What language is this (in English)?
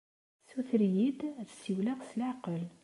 Kabyle